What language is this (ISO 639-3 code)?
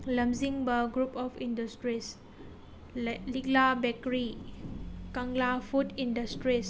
mni